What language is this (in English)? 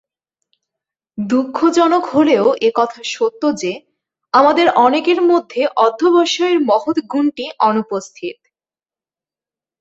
Bangla